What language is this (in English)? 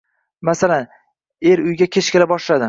Uzbek